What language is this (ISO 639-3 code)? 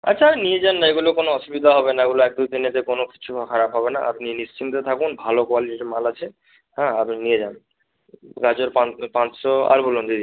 ben